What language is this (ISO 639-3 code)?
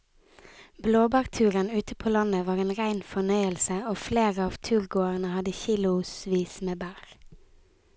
nor